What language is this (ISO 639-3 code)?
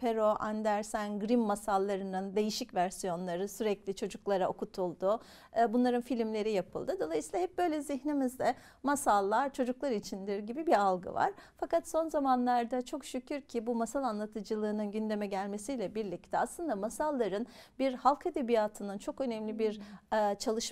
tur